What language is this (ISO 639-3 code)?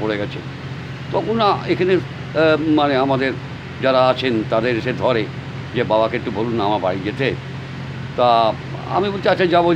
kor